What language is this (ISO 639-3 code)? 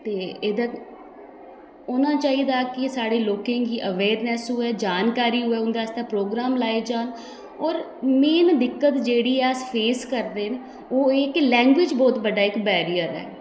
doi